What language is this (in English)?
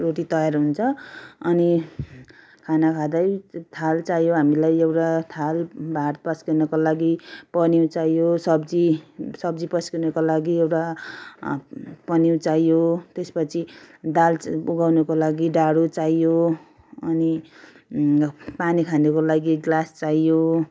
Nepali